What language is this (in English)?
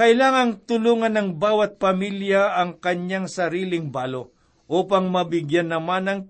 Filipino